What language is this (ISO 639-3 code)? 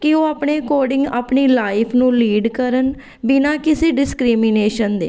pan